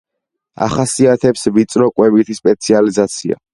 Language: Georgian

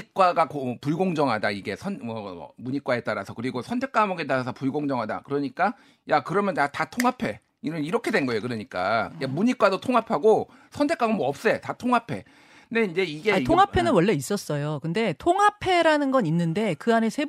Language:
Korean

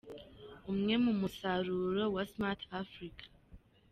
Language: Kinyarwanda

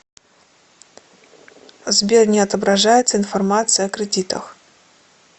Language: Russian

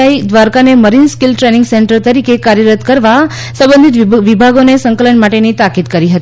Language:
Gujarati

